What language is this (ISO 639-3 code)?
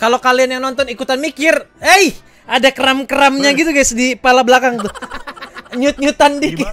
ind